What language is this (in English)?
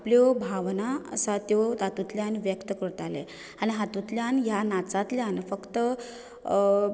Konkani